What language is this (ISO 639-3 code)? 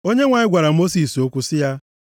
ibo